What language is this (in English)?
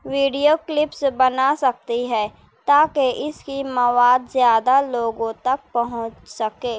Urdu